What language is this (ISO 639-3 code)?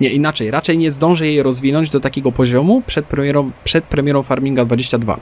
pol